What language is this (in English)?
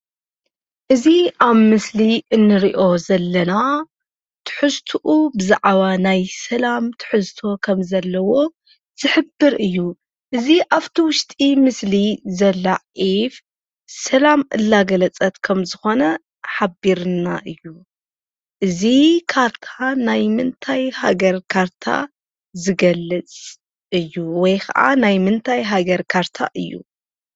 Tigrinya